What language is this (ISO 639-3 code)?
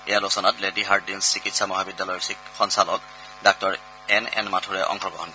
asm